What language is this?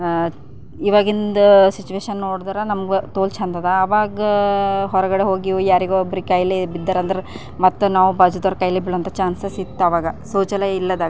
Kannada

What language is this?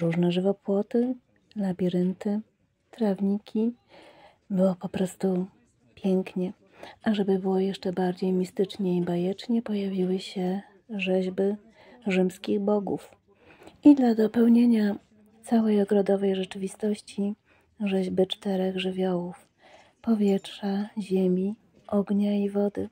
Polish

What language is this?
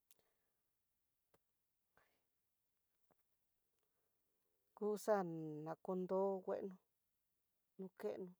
Tidaá Mixtec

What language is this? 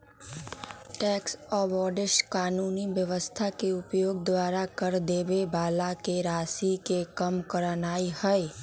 Magahi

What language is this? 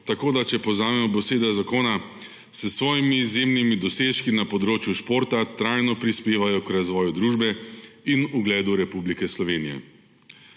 Slovenian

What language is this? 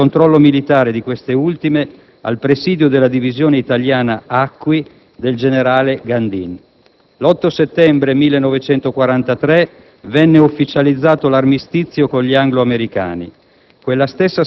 Italian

